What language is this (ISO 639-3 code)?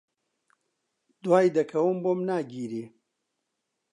ckb